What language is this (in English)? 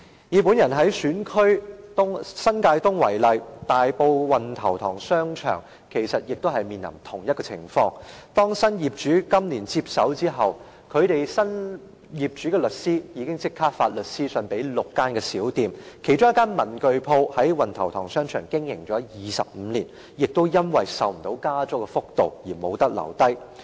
Cantonese